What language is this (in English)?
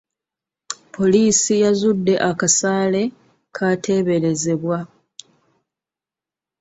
Ganda